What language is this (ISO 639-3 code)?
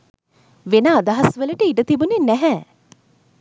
sin